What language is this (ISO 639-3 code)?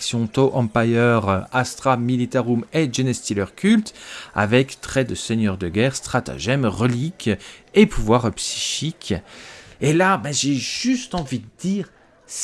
fra